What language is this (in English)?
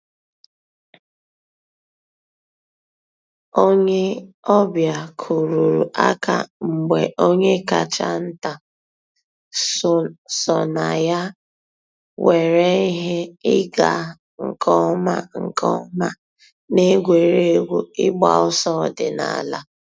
Igbo